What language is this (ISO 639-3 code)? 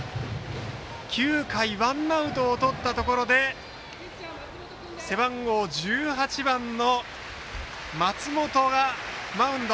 jpn